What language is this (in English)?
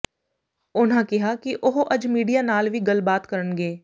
Punjabi